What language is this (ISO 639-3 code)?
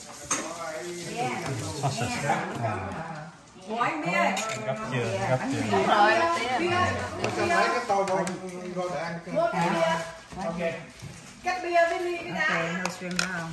vie